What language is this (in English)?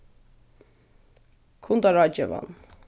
Faroese